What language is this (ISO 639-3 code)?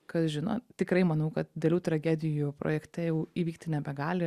lit